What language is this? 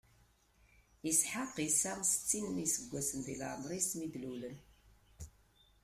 Kabyle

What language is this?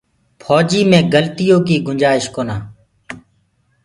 Gurgula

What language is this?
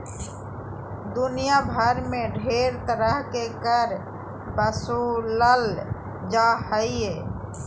Magahi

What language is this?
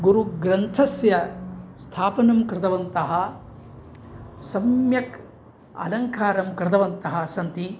Sanskrit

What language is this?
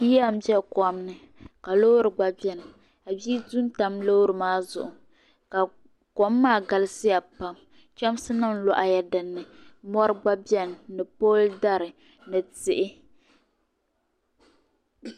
Dagbani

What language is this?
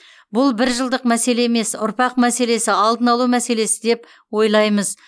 Kazakh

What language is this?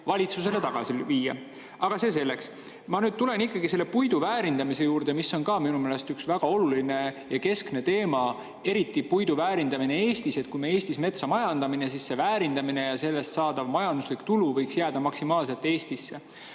Estonian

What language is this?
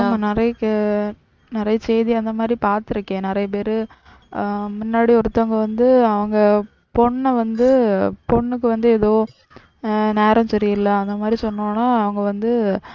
Tamil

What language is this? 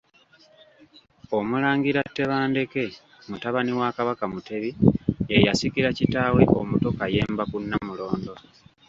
Ganda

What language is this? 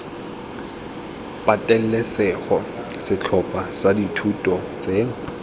Tswana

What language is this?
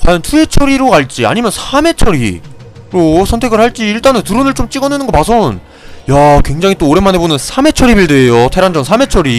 Korean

